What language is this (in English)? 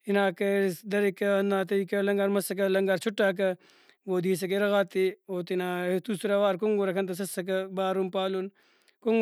Brahui